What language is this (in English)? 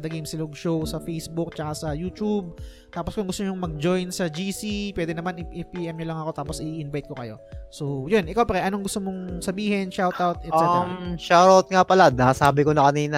Filipino